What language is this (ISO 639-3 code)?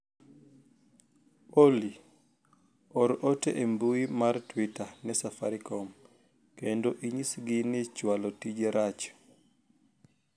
luo